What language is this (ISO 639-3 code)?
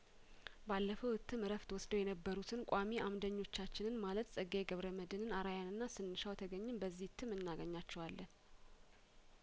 amh